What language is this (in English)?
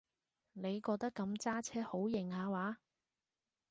Cantonese